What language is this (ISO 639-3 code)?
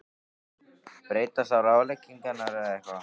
isl